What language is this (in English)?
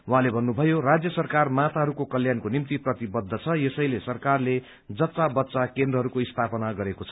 Nepali